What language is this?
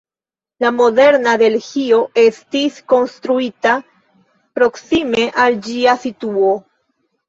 Esperanto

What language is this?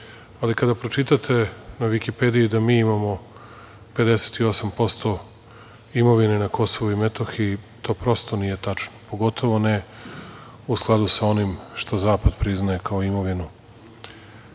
Serbian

